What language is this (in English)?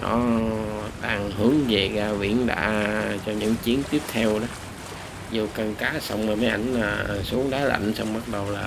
Vietnamese